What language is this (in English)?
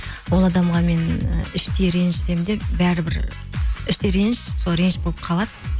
Kazakh